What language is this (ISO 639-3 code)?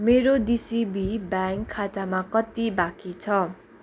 nep